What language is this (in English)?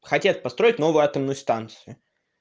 Russian